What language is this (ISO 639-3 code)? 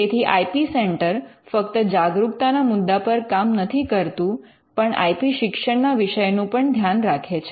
guj